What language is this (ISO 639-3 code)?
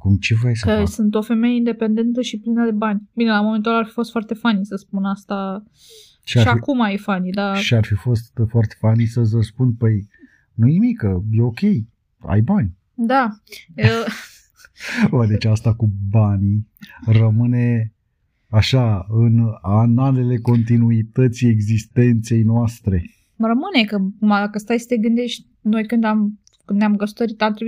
ron